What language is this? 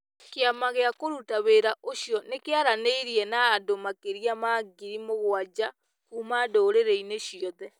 Kikuyu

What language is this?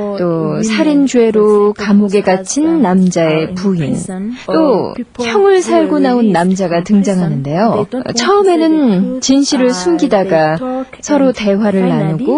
Korean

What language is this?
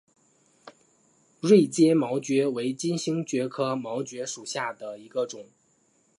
Chinese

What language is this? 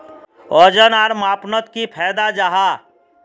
Magahi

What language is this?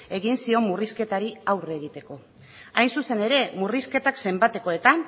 Basque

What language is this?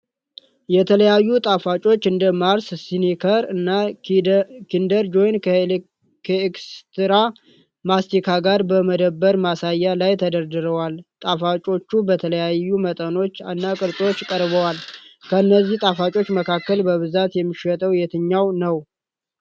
Amharic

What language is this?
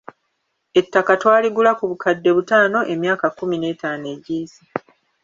Ganda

